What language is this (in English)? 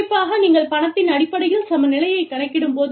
Tamil